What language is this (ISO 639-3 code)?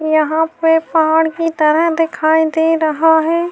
urd